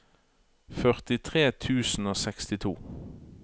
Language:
Norwegian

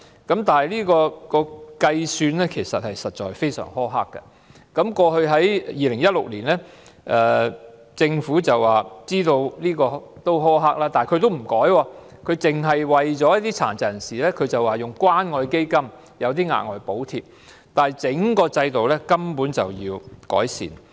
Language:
Cantonese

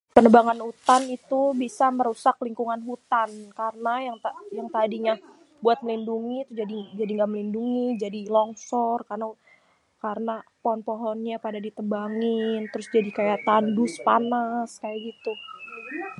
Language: Betawi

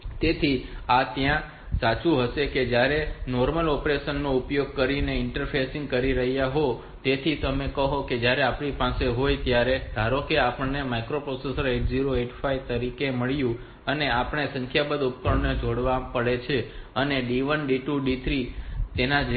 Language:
Gujarati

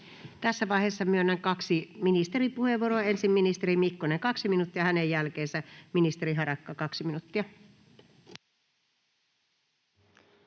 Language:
Finnish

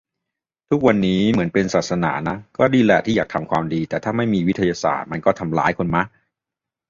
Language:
Thai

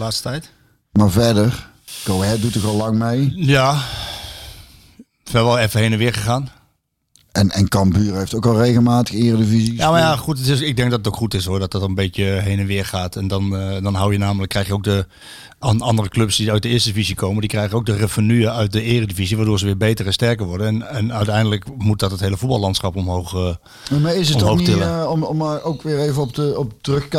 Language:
Dutch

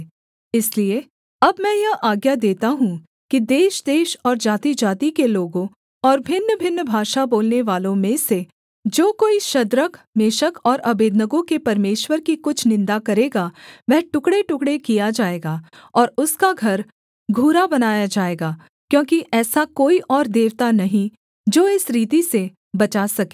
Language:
Hindi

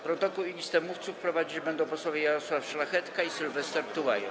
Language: Polish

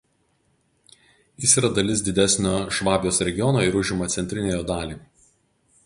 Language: Lithuanian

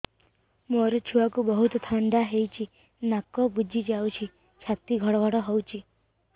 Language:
Odia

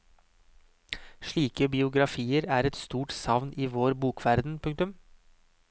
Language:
Norwegian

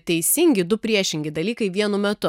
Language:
Lithuanian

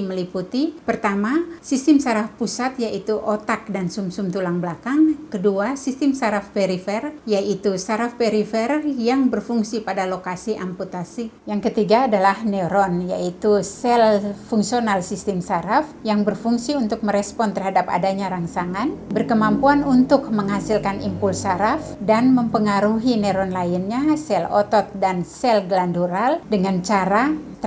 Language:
Indonesian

